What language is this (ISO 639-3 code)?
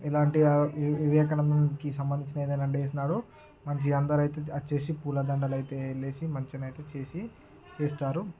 tel